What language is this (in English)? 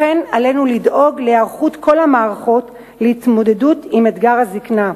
Hebrew